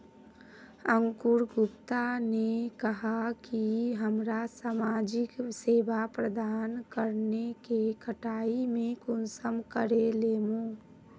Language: Magahi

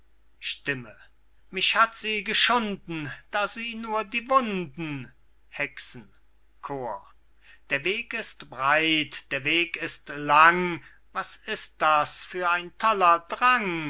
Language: German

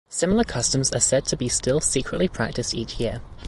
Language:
English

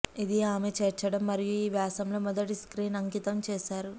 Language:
Telugu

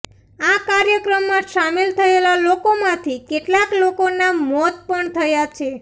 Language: Gujarati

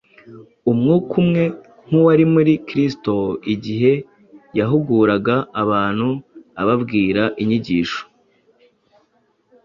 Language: Kinyarwanda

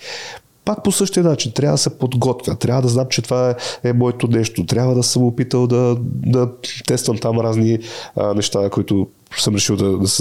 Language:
Bulgarian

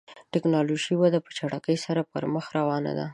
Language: Pashto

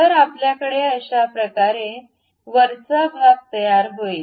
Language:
Marathi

